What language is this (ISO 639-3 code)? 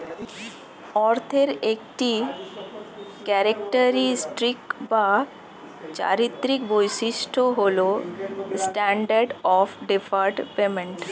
ben